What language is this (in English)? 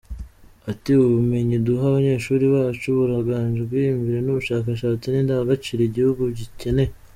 Kinyarwanda